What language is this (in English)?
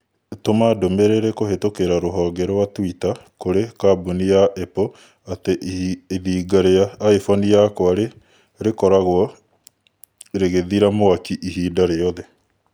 Kikuyu